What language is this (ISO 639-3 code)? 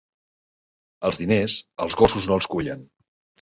cat